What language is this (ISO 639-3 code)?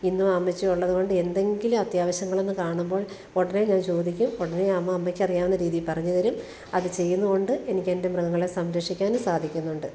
mal